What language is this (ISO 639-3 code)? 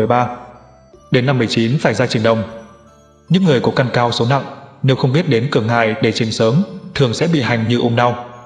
vie